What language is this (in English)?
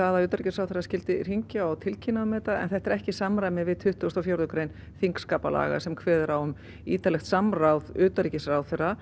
Icelandic